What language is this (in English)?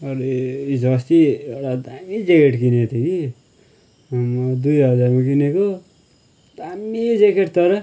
Nepali